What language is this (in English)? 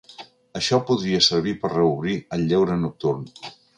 Catalan